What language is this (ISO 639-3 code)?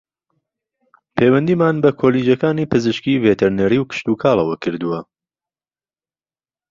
ckb